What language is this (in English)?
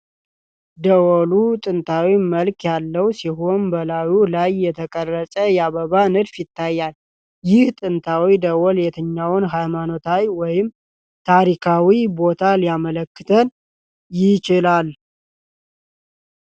Amharic